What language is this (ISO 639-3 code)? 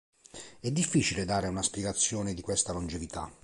ita